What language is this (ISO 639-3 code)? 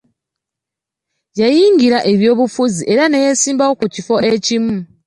lug